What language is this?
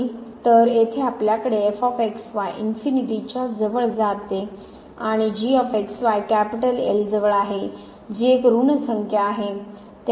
Marathi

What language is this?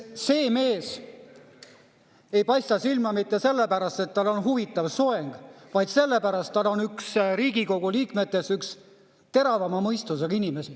Estonian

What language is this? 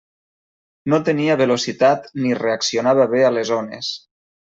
Catalan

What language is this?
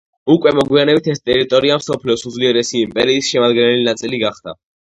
Georgian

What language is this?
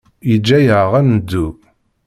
Kabyle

